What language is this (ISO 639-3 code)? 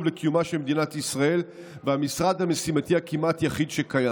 heb